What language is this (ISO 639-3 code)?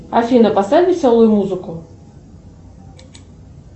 rus